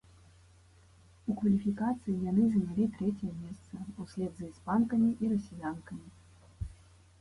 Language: Belarusian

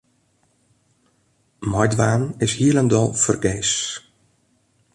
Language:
Western Frisian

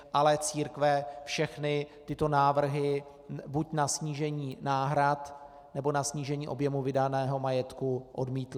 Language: Czech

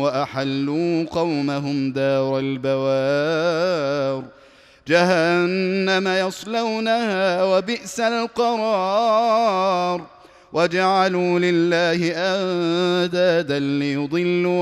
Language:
Arabic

